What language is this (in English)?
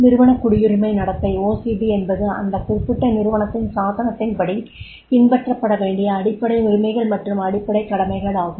Tamil